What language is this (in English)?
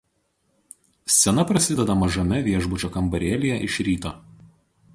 Lithuanian